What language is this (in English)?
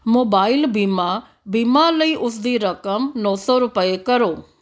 Punjabi